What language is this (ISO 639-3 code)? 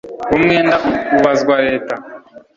kin